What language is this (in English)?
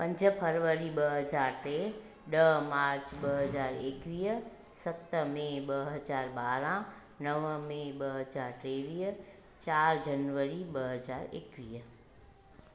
Sindhi